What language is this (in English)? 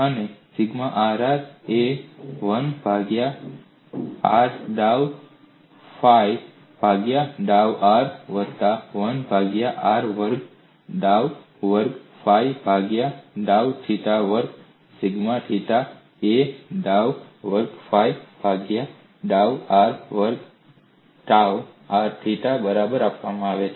Gujarati